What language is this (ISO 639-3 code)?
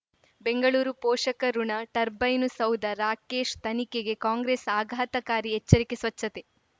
kan